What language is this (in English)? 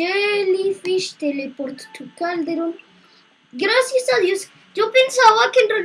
Spanish